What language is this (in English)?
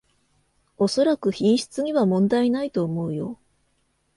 Japanese